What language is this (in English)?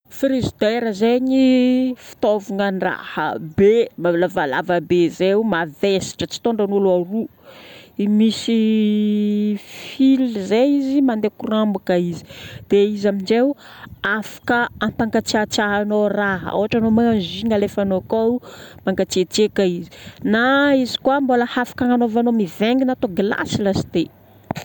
Northern Betsimisaraka Malagasy